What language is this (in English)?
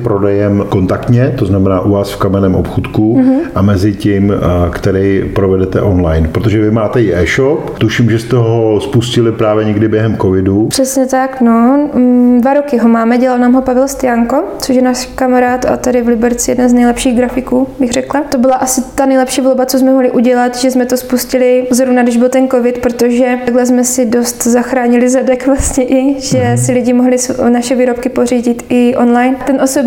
Czech